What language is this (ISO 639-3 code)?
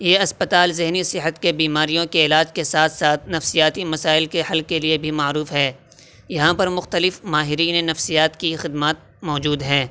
urd